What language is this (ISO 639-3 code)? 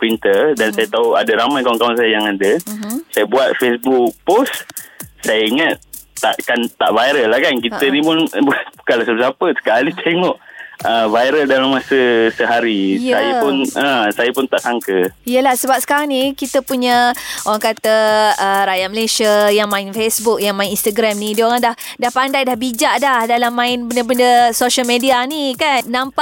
msa